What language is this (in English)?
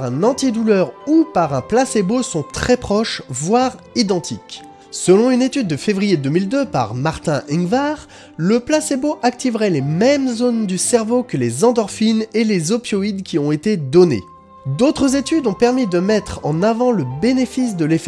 French